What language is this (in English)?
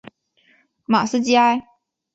Chinese